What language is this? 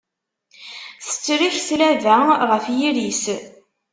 Kabyle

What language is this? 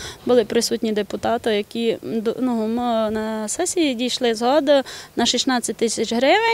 Ukrainian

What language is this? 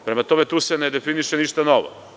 Serbian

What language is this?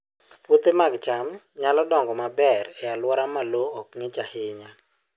Luo (Kenya and Tanzania)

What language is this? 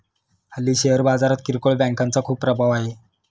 Marathi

